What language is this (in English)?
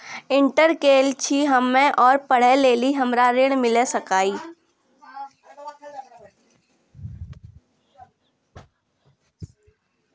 Maithili